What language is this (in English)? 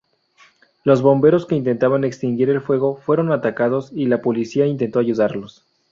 Spanish